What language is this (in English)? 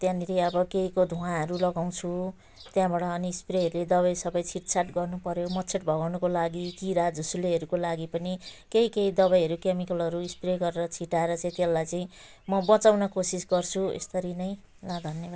Nepali